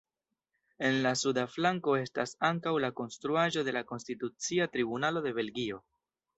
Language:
Esperanto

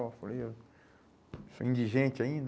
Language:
Portuguese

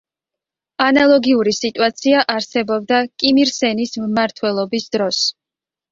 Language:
Georgian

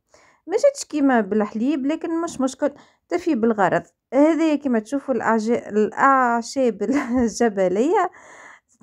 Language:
Arabic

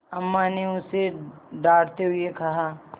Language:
Hindi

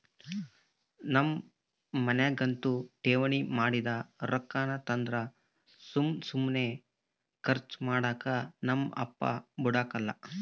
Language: Kannada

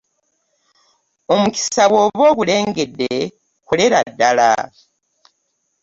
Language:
Ganda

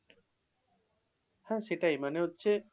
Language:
Bangla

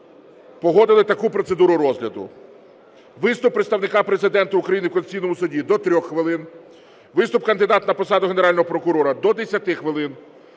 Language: Ukrainian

